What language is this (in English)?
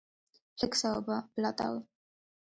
Georgian